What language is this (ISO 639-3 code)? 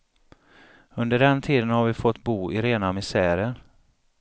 swe